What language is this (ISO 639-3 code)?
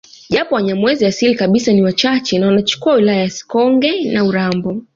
swa